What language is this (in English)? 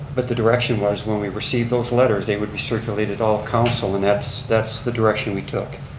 English